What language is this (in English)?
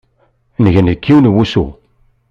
Kabyle